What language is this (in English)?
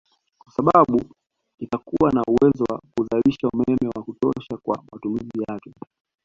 Swahili